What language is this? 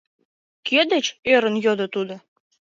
Mari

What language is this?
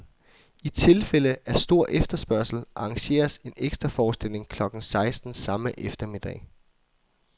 Danish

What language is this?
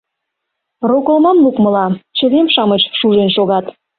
Mari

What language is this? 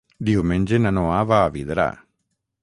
Catalan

